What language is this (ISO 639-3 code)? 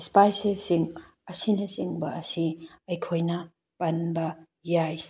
mni